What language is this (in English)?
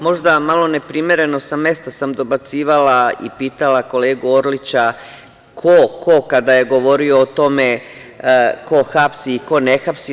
Serbian